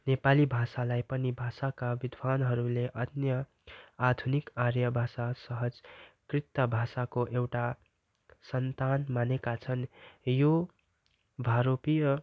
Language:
Nepali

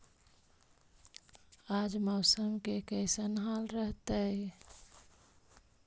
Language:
Magahi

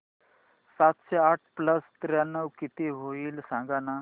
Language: Marathi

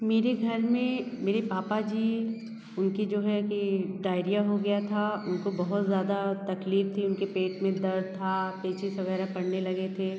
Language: Hindi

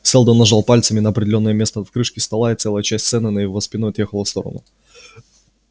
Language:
Russian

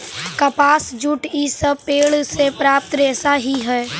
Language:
Magahi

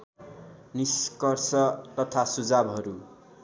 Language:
Nepali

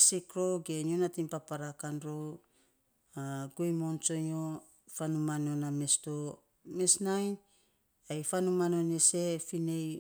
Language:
Saposa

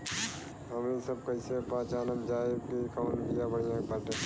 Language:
Bhojpuri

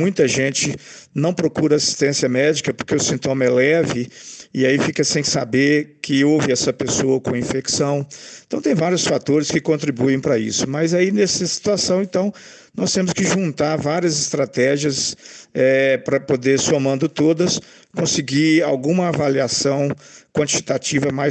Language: Portuguese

